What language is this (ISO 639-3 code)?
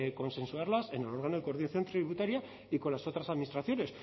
spa